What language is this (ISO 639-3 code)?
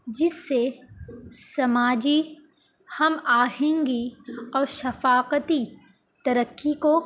urd